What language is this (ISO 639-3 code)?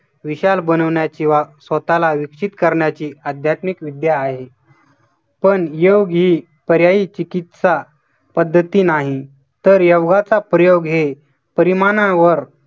mar